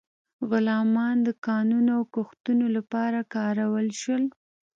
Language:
Pashto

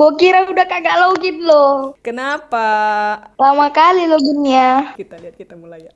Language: Indonesian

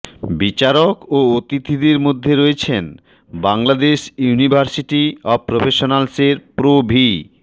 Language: Bangla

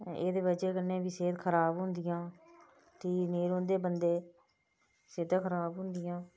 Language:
Dogri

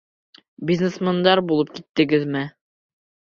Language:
Bashkir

